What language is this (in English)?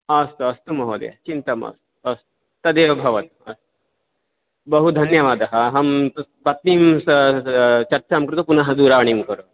Sanskrit